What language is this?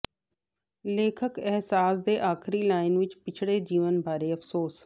Punjabi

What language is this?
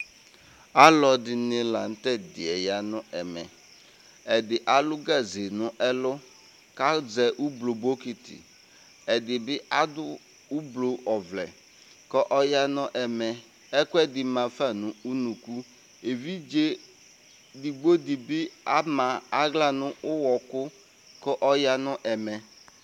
Ikposo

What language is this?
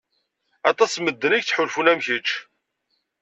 Kabyle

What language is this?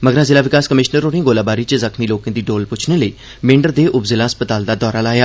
Dogri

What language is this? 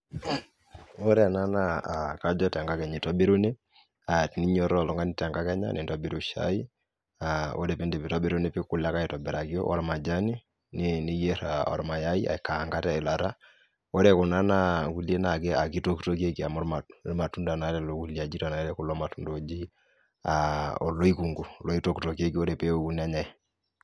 Masai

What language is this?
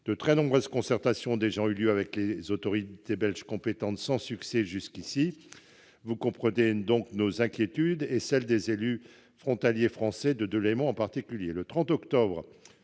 French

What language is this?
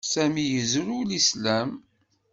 Kabyle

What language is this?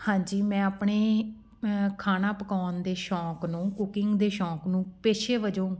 Punjabi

